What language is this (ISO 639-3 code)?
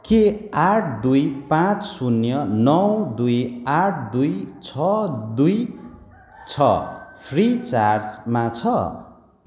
nep